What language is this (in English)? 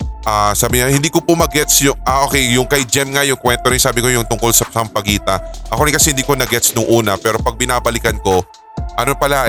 Filipino